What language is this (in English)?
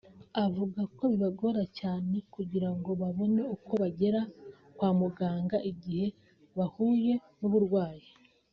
Kinyarwanda